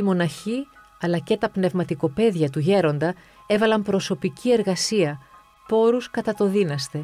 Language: Greek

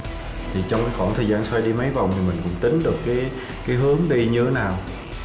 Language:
Vietnamese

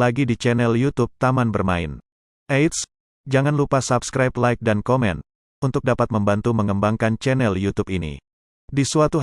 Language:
Indonesian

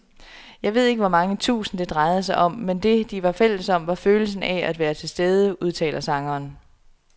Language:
Danish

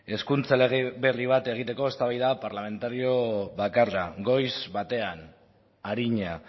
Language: Basque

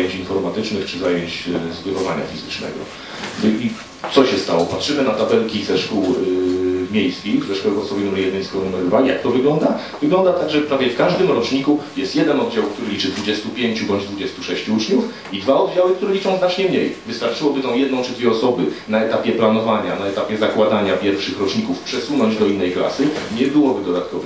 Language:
Polish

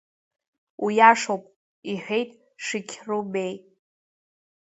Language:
Abkhazian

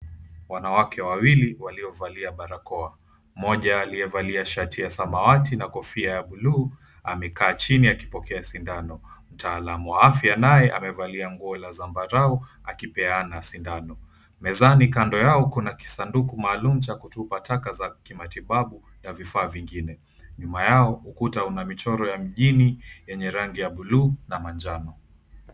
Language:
Swahili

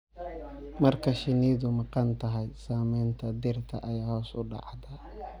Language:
Somali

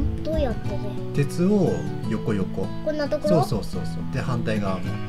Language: Japanese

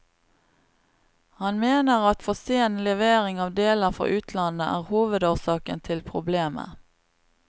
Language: Norwegian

